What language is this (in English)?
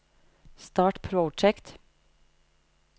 Norwegian